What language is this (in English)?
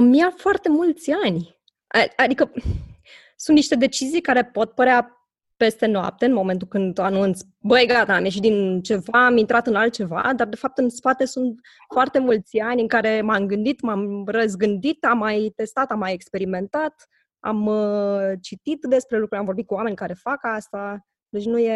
Romanian